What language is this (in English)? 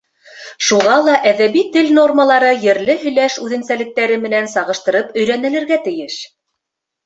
Bashkir